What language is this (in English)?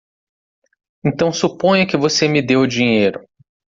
Portuguese